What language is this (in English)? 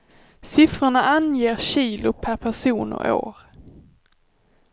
Swedish